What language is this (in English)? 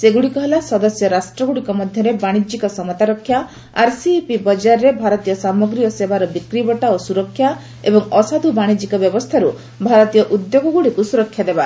Odia